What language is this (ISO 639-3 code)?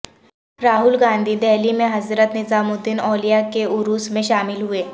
urd